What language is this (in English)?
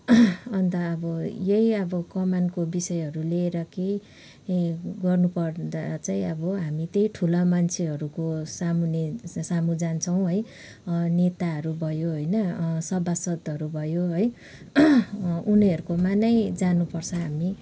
Nepali